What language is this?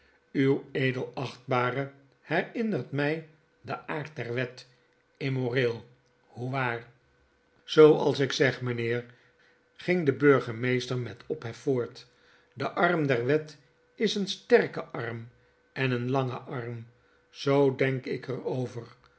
Dutch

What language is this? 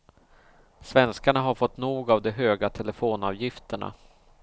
Swedish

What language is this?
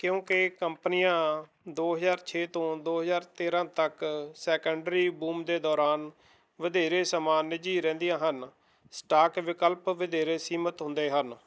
Punjabi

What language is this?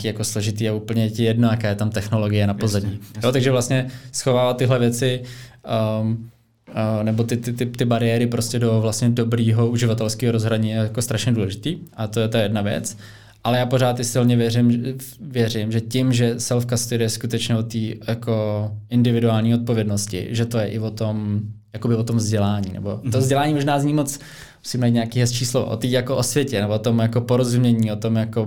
Czech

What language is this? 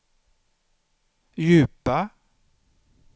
Swedish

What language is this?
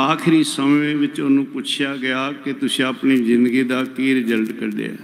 Punjabi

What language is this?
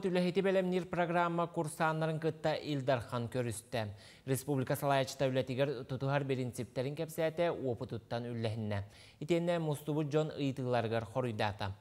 Turkish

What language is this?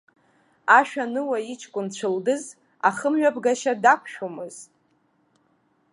Abkhazian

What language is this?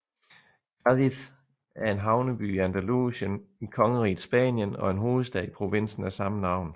Danish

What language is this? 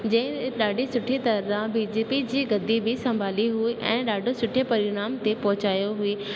Sindhi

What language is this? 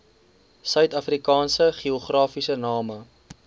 Afrikaans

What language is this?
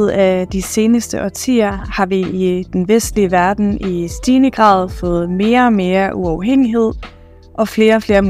Danish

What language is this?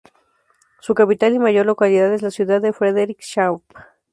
Spanish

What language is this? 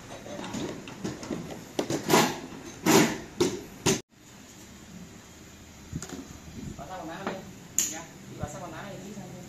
Vietnamese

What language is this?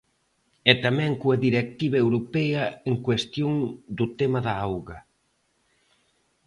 Galician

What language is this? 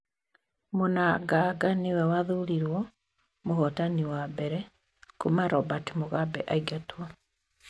Kikuyu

